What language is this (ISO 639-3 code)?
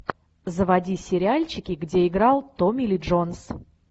rus